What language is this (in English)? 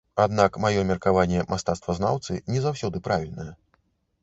Belarusian